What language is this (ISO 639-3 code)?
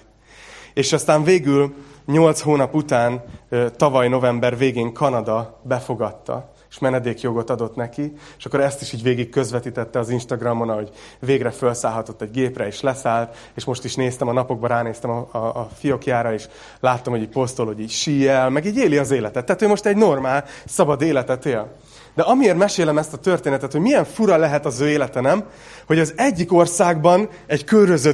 hun